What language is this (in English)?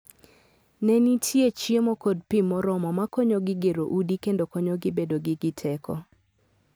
Luo (Kenya and Tanzania)